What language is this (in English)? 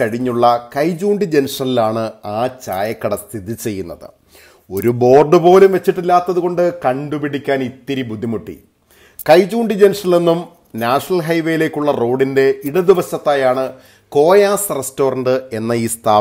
Turkish